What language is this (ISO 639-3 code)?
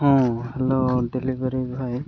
ori